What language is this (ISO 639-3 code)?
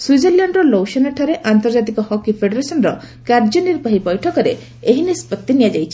ori